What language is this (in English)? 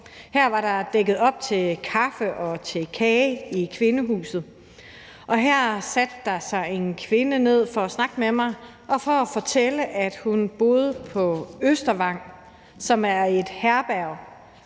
Danish